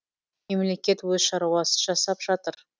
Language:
Kazakh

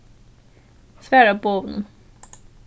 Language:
Faroese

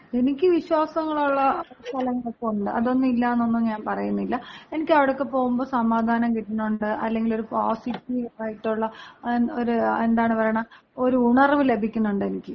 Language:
Malayalam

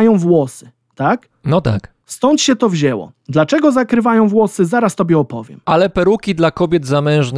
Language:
Polish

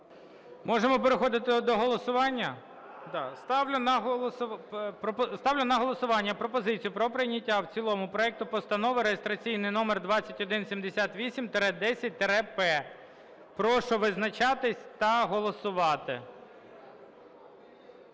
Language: Ukrainian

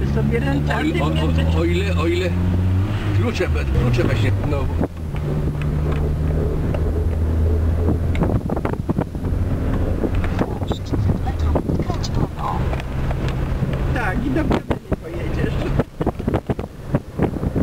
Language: Polish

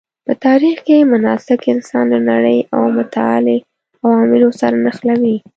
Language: Pashto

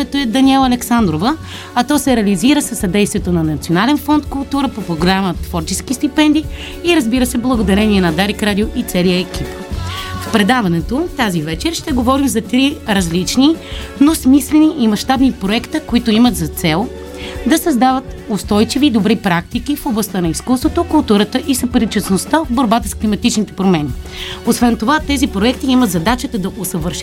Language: Bulgarian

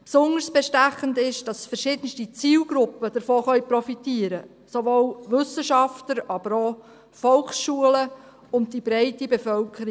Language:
Swiss German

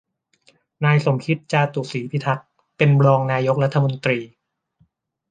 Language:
Thai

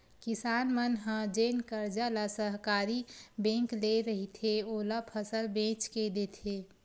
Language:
Chhattisgarhi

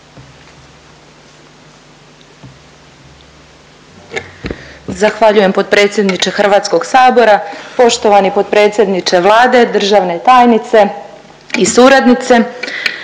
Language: Croatian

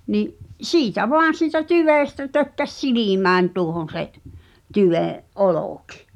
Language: Finnish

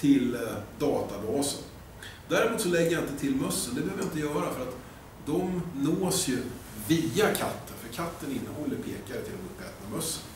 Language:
Swedish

